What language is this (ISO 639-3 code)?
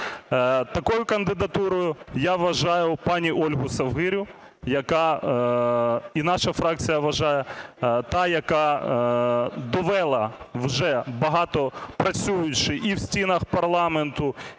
ukr